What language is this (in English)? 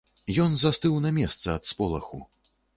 Belarusian